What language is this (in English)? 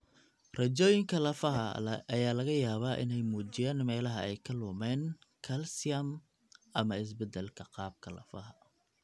Somali